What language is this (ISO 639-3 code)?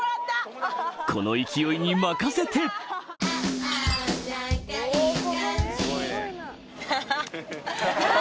jpn